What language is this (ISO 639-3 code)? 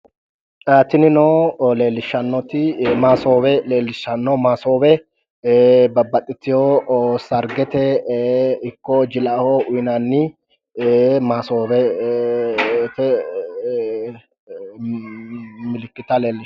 sid